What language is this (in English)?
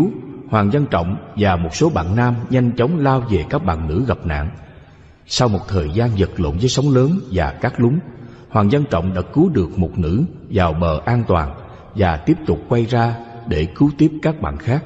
Vietnamese